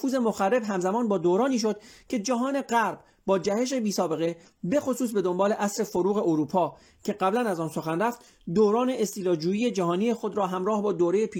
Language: Persian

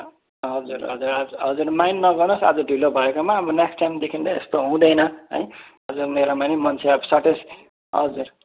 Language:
Nepali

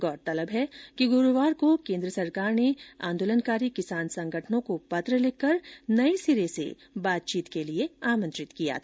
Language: Hindi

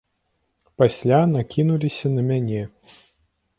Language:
Belarusian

